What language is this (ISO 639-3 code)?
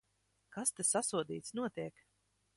lav